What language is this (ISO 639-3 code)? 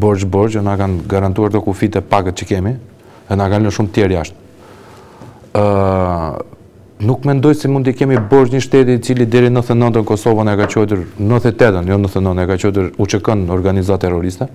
ron